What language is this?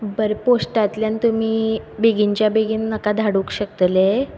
Konkani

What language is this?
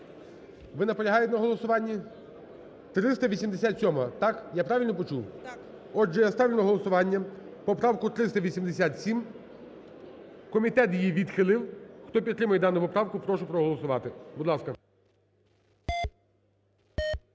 Ukrainian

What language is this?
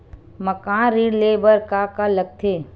Chhattisgarhi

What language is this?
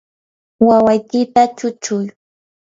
Yanahuanca Pasco Quechua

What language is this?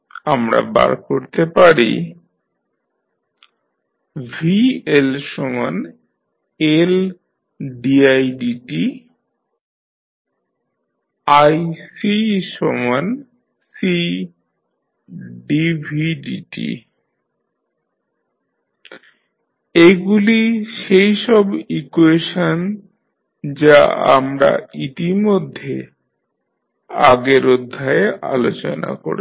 Bangla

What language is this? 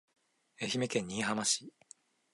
Japanese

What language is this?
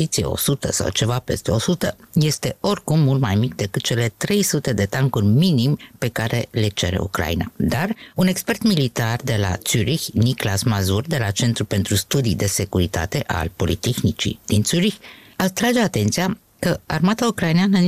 Romanian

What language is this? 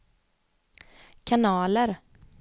Swedish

